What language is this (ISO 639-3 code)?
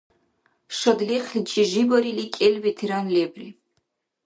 dar